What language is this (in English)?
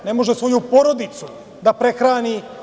Serbian